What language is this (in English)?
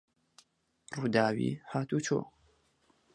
Central Kurdish